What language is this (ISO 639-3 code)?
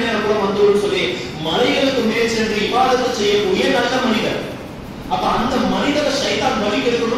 kor